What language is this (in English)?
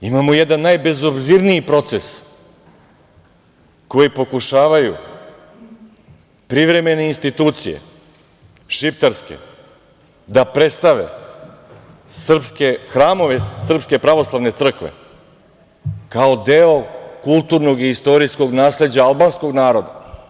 Serbian